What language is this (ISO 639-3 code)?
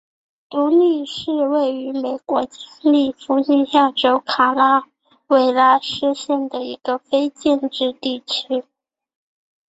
zho